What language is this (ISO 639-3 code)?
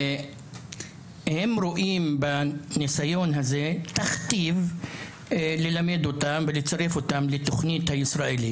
heb